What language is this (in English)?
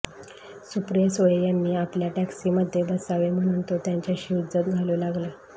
Marathi